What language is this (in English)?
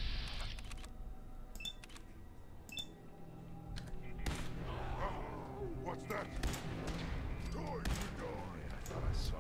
Romanian